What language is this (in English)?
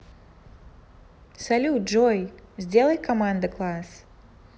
Russian